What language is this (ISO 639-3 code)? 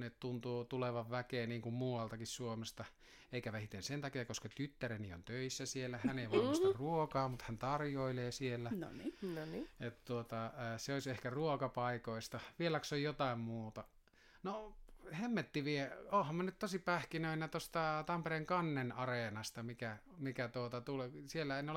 fin